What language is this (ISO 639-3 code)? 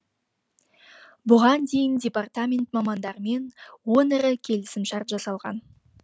kaz